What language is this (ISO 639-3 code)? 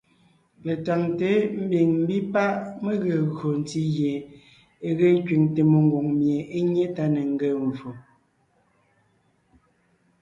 nnh